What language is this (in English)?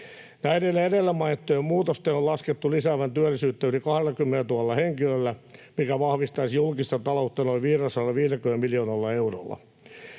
Finnish